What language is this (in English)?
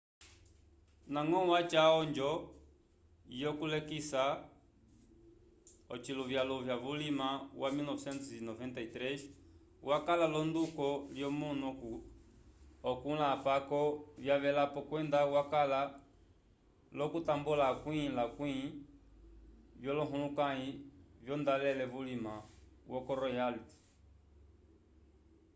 Umbundu